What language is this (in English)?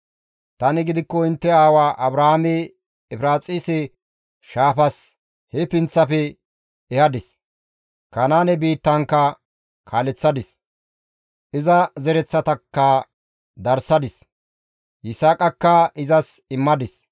Gamo